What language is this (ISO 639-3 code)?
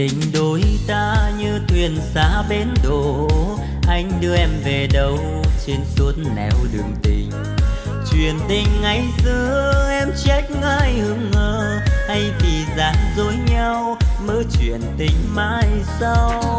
vie